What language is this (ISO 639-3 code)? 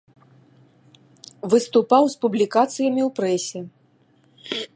bel